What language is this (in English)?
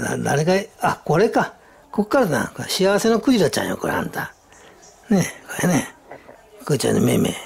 Japanese